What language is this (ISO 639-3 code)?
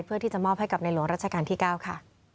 tha